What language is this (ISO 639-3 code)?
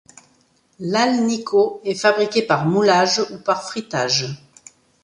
fra